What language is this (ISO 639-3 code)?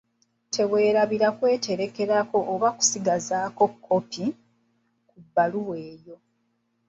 lug